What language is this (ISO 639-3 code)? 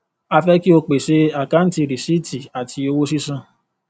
yor